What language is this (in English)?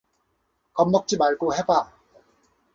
Korean